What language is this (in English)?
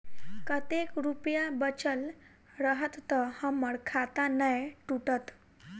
Maithili